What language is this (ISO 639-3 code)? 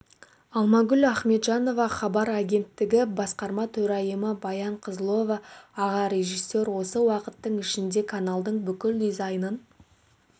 kaz